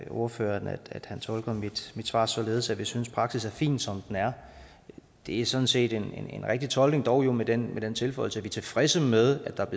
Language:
Danish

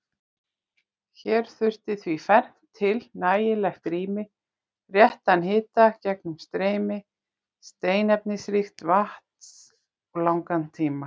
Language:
Icelandic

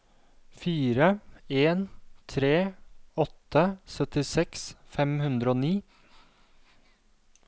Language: Norwegian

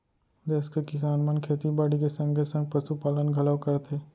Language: Chhattisgarhi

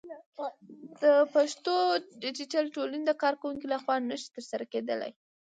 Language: Pashto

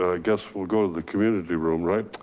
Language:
English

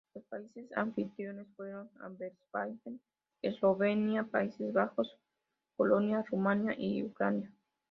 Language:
Spanish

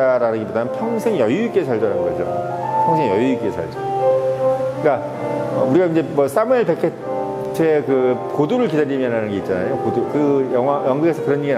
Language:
Korean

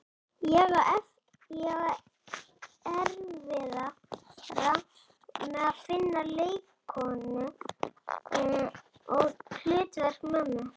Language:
Icelandic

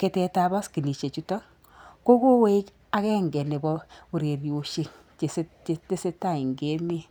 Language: Kalenjin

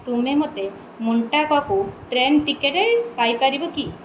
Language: Odia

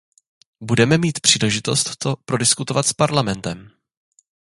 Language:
Czech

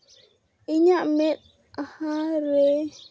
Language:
Santali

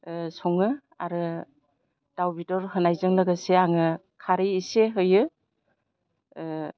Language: Bodo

